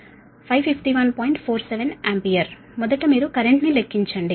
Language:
Telugu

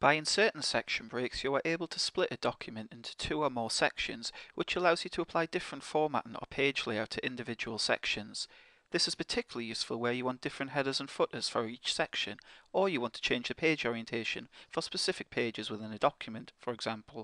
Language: English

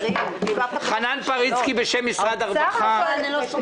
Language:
Hebrew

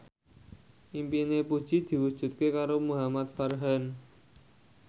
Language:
Javanese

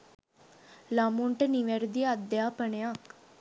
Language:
Sinhala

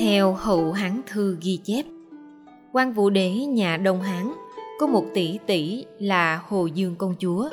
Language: Vietnamese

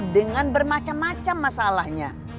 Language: Indonesian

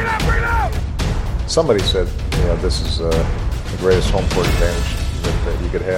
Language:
Danish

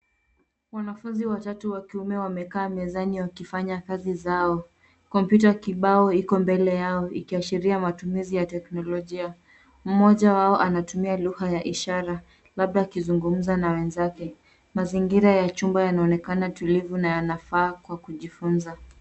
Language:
Swahili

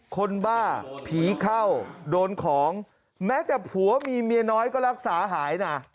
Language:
Thai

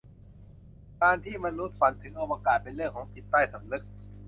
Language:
Thai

